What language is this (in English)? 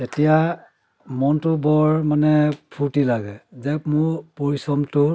Assamese